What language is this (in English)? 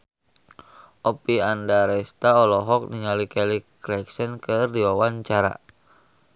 Sundanese